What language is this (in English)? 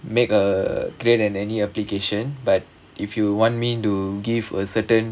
English